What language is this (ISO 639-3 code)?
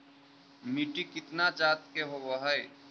mag